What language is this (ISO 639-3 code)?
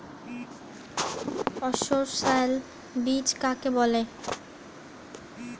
ben